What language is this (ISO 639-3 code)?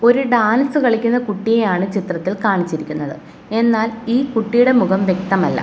mal